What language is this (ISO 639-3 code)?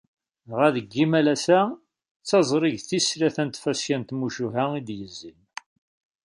kab